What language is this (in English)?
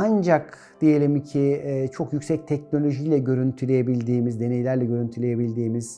Turkish